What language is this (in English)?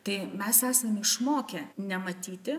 Lithuanian